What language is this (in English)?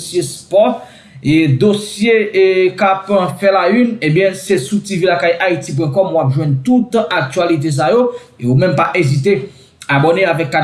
French